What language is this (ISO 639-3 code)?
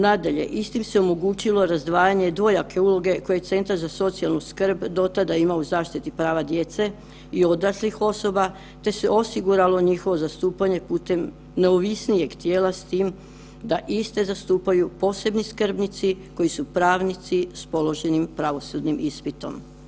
hrv